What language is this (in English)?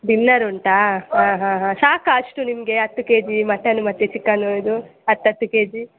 Kannada